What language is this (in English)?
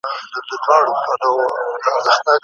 Pashto